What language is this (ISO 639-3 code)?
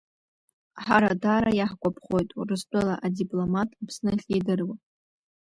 abk